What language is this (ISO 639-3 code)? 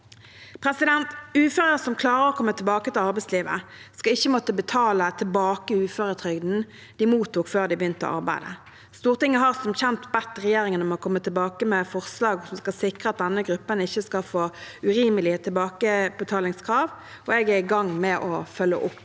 nor